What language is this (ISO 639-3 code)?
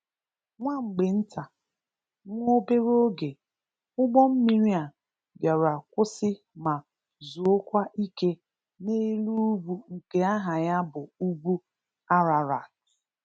ibo